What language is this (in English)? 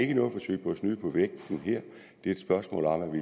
Danish